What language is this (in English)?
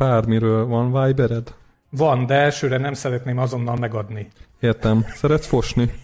Hungarian